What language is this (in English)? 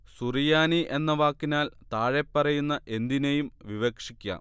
Malayalam